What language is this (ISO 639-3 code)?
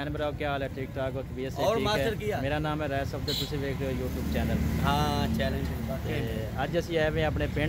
hin